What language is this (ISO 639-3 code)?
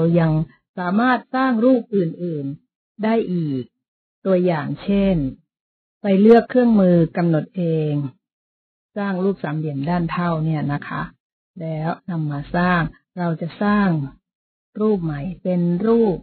tha